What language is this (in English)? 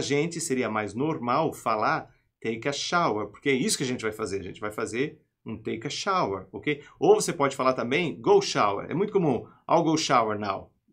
Portuguese